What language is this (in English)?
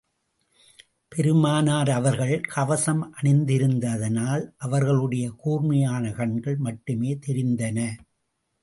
Tamil